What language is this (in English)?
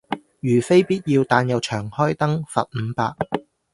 Cantonese